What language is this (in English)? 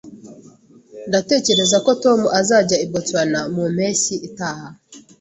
Kinyarwanda